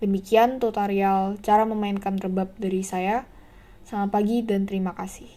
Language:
Indonesian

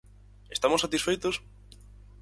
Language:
Galician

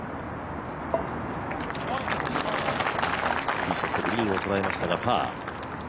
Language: Japanese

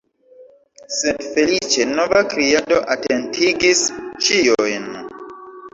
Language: Esperanto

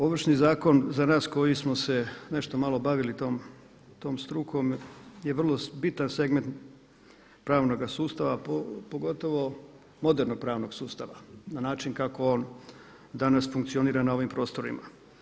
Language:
Croatian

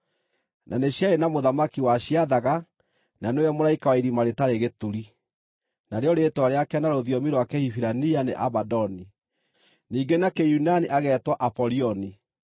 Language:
Kikuyu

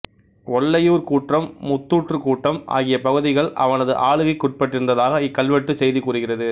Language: Tamil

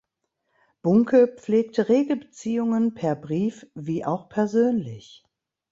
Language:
German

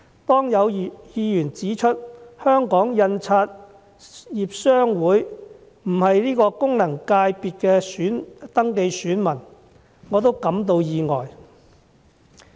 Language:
Cantonese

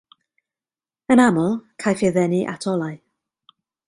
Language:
Welsh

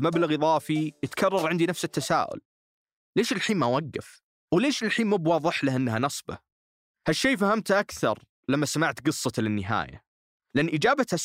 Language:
Arabic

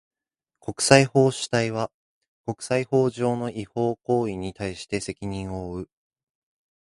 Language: Japanese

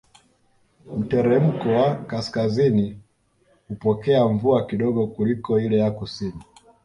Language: Swahili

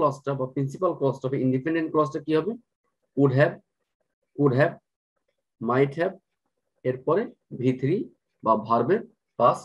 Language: Turkish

